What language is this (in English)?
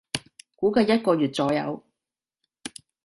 Cantonese